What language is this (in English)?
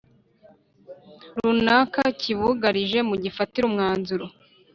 Kinyarwanda